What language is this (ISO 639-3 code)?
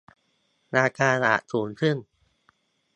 tha